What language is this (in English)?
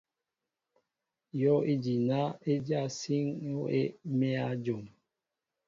Mbo (Cameroon)